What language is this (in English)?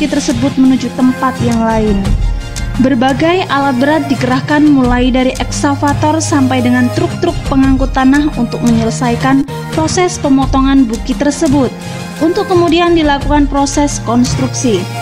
Indonesian